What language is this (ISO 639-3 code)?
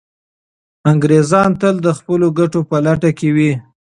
pus